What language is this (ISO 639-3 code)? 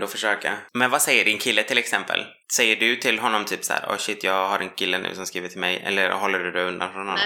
swe